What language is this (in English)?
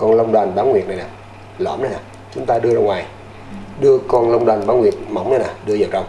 Vietnamese